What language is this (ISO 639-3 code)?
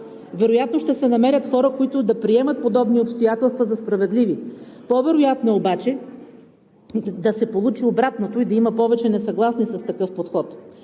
bul